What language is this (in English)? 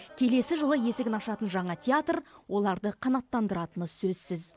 Kazakh